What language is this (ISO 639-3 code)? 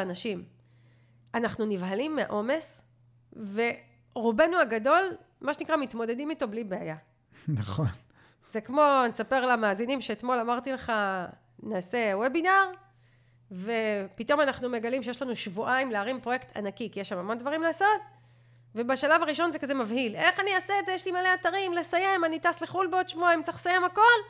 heb